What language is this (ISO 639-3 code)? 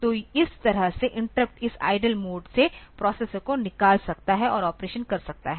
hin